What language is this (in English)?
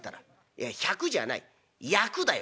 Japanese